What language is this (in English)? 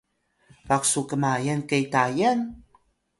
Atayal